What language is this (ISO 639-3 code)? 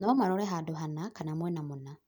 kik